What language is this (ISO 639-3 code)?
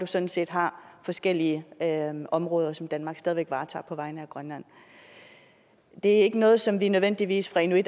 dan